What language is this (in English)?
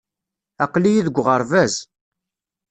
Kabyle